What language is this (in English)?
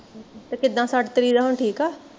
Punjabi